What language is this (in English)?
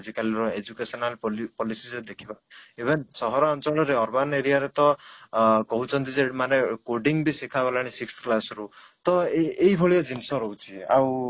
Odia